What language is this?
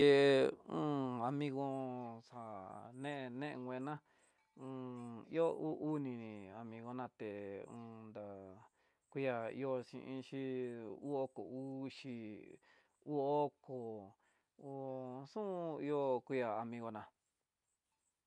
Tidaá Mixtec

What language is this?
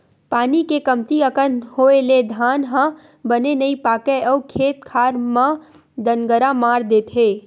Chhattisgarhi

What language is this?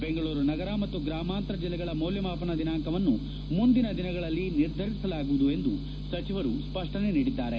Kannada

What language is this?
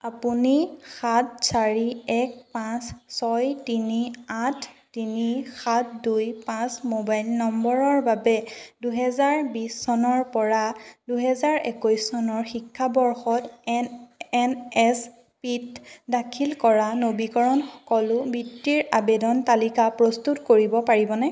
Assamese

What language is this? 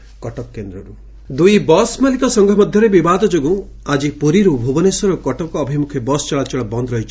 Odia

